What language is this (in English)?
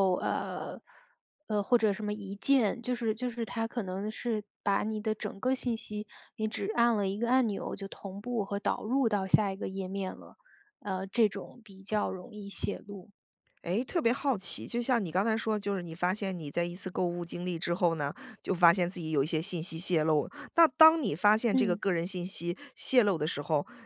Chinese